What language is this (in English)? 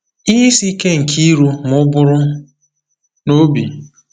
Igbo